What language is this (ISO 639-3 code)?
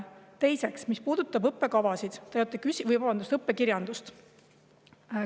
est